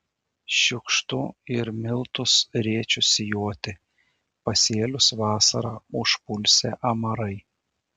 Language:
Lithuanian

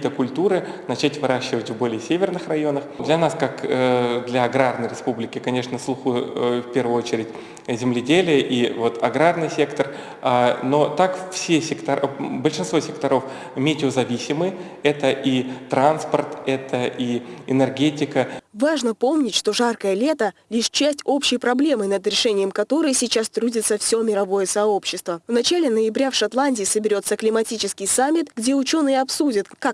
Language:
Russian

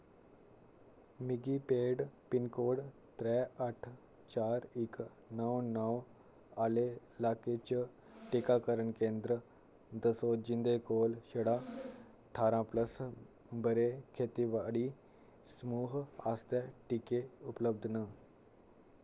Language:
Dogri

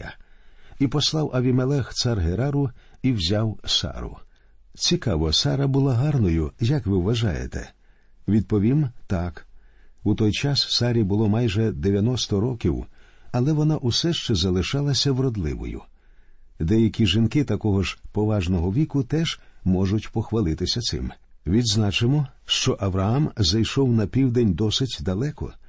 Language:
Ukrainian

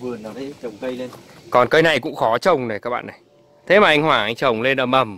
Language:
Vietnamese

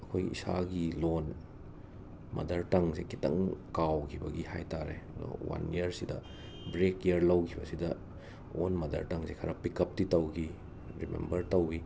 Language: Manipuri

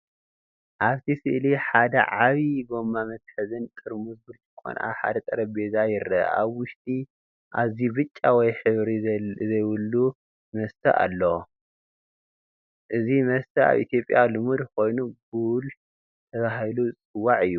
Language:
Tigrinya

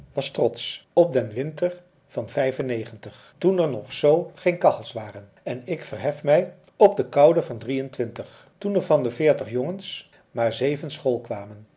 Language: Dutch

